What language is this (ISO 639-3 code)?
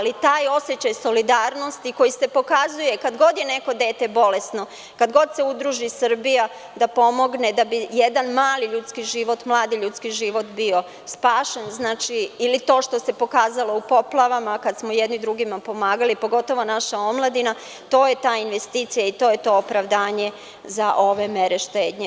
srp